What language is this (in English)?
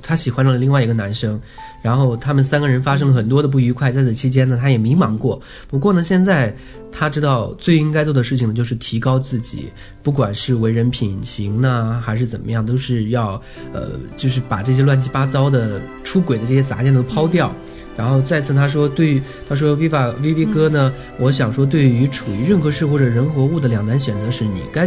Chinese